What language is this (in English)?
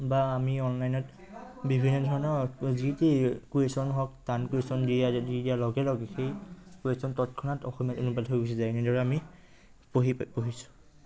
Assamese